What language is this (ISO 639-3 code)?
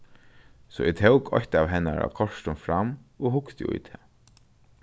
fao